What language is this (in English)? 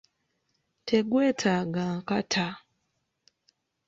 Ganda